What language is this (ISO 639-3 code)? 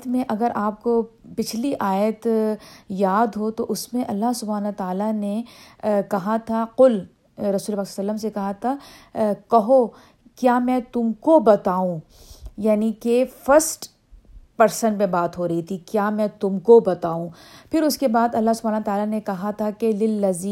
urd